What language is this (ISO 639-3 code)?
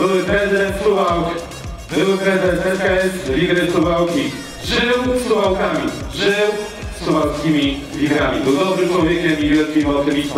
pol